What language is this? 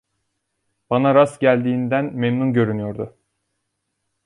Turkish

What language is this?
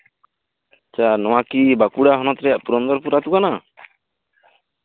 Santali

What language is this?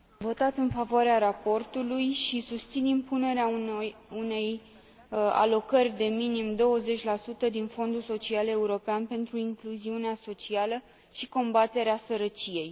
Romanian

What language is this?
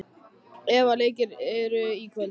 Icelandic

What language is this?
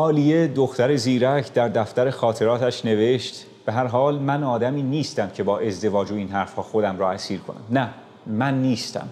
Persian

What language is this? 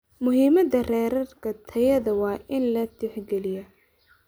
Somali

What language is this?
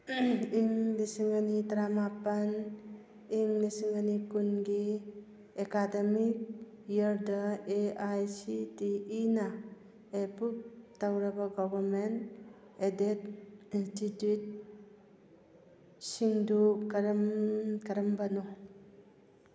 Manipuri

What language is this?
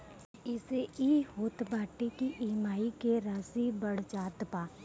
Bhojpuri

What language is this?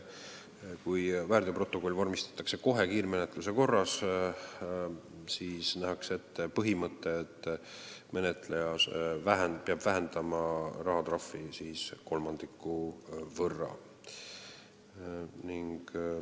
Estonian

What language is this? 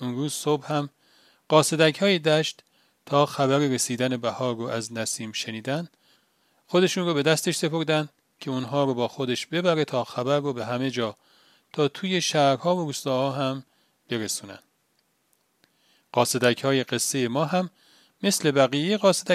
Persian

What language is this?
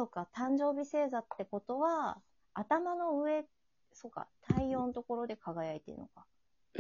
Japanese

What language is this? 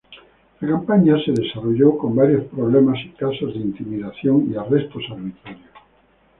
Spanish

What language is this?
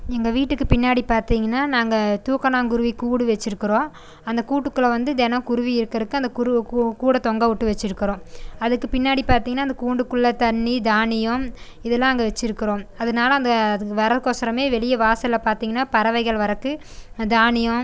Tamil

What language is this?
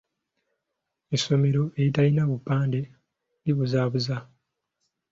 Ganda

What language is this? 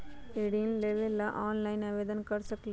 Magahi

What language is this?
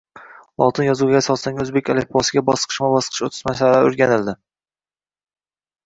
Uzbek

